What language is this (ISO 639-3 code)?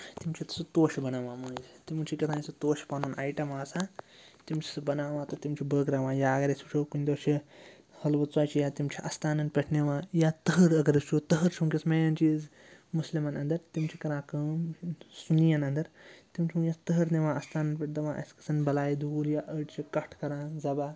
kas